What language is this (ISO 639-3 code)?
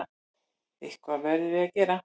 isl